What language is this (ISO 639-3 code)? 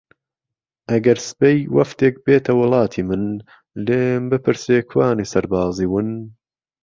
ckb